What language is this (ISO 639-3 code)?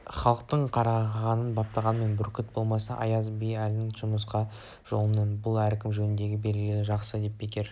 kaz